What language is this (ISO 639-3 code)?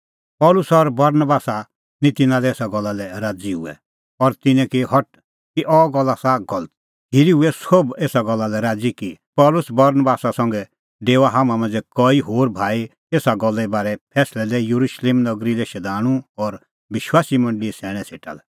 kfx